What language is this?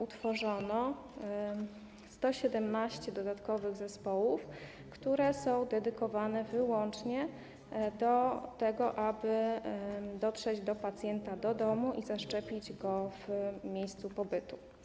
Polish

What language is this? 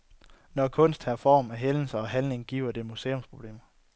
Danish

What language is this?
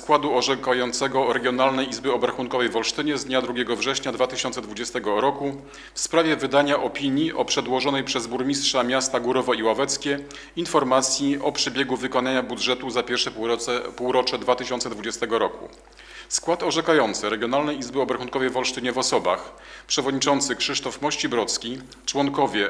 Polish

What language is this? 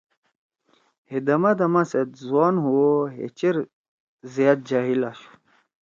Torwali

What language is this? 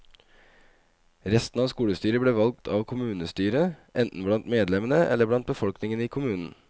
Norwegian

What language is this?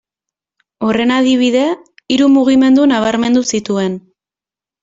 Basque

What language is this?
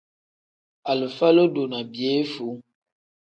Tem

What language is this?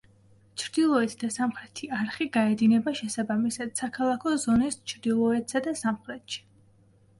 Georgian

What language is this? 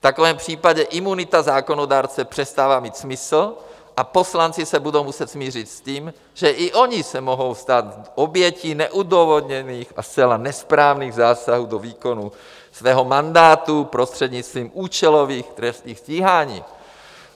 Czech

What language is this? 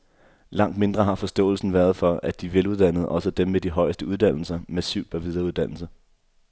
Danish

